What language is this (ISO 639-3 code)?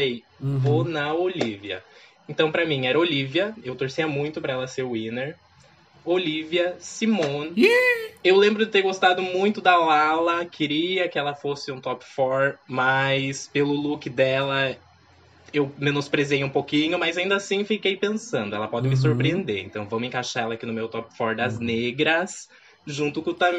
por